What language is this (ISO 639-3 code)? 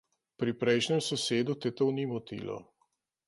slv